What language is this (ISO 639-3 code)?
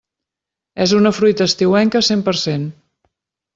cat